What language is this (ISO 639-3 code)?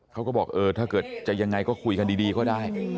tha